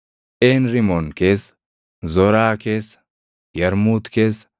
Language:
Oromo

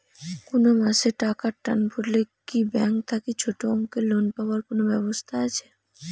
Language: Bangla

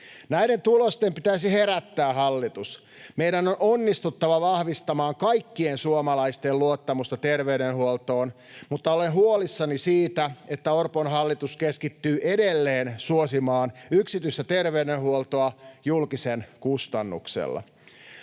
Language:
Finnish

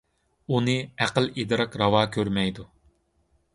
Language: Uyghur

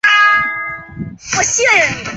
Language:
Chinese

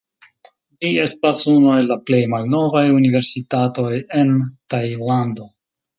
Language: Esperanto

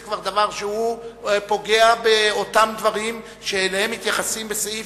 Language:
Hebrew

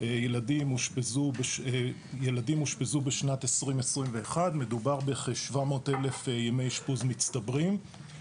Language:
Hebrew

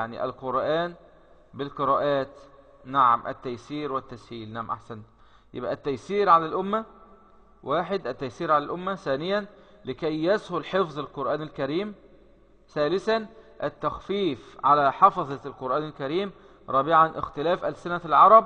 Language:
Arabic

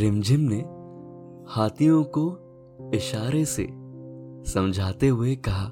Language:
Hindi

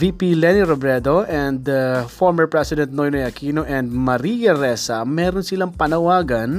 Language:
Filipino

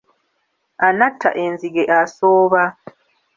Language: Ganda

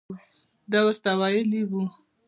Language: Pashto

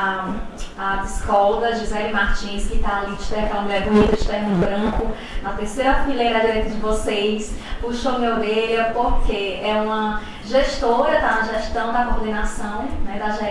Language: Portuguese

